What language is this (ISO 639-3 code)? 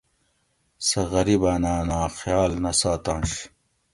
gwc